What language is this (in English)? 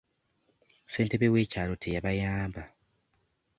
Ganda